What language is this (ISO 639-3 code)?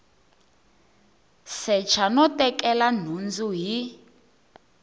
tso